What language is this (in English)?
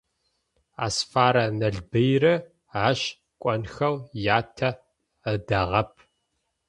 Adyghe